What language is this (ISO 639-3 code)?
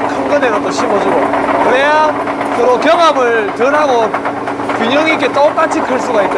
kor